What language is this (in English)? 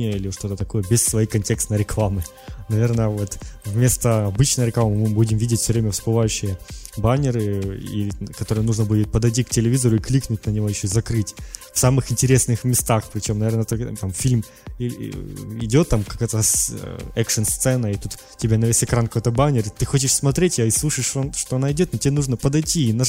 Russian